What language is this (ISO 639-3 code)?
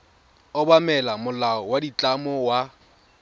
tsn